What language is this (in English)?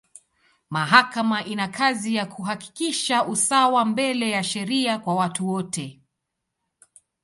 Swahili